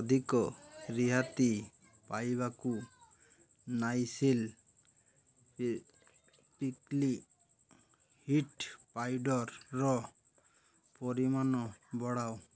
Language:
Odia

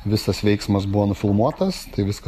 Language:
Lithuanian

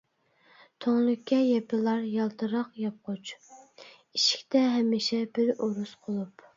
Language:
Uyghur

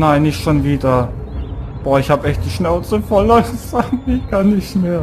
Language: German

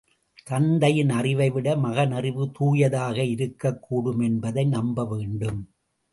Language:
Tamil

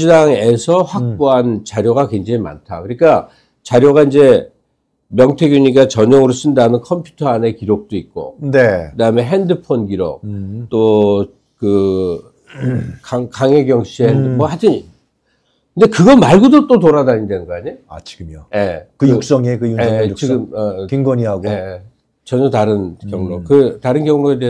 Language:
Korean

